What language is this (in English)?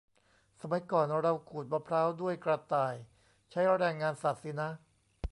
Thai